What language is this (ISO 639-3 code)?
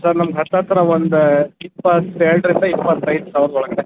kan